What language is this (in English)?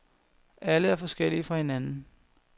Danish